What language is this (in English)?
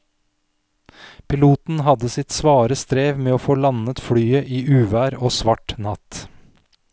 Norwegian